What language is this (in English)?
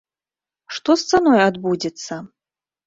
Belarusian